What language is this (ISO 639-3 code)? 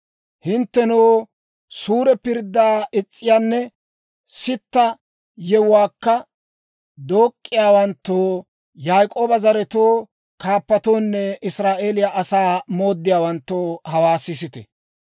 dwr